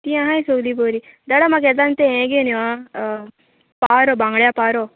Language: Konkani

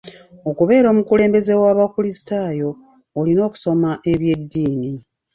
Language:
Ganda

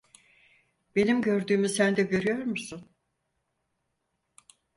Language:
Turkish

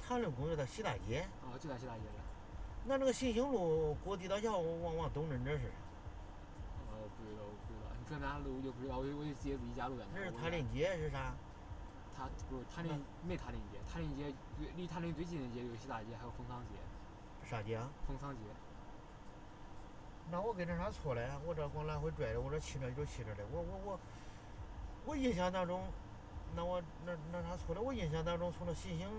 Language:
Chinese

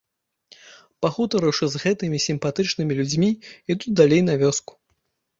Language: Belarusian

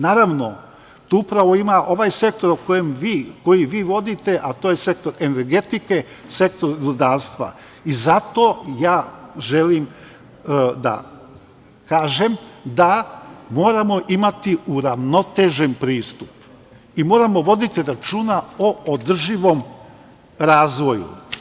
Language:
Serbian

